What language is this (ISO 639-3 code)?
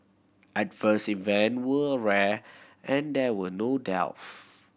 eng